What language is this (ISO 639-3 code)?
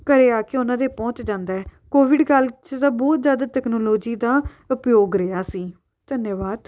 pan